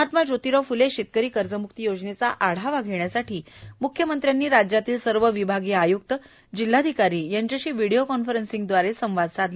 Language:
Marathi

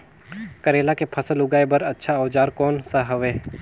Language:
Chhattisgarhi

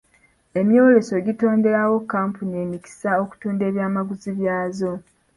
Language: Ganda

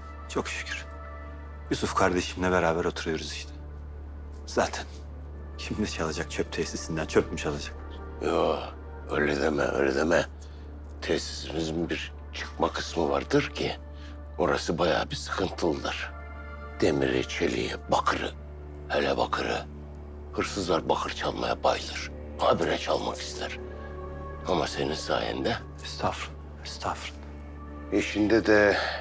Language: Turkish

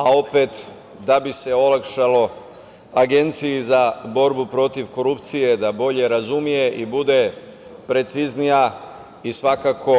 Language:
Serbian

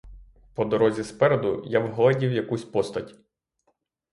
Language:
Ukrainian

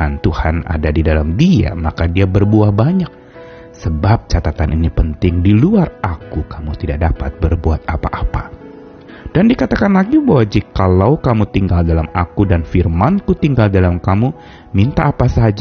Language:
Indonesian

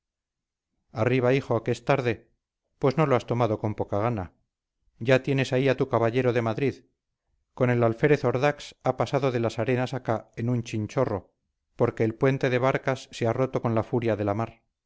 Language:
Spanish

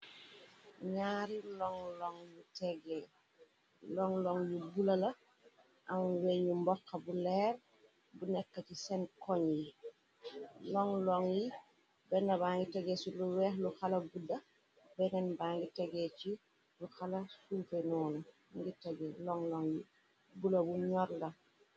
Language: Wolof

